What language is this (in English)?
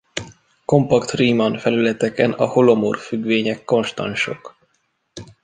Hungarian